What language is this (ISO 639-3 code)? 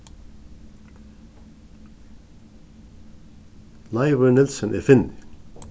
fao